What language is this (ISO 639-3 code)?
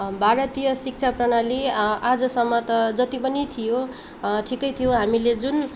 nep